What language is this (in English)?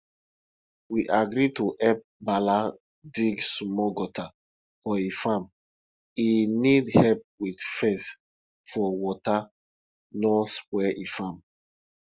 Nigerian Pidgin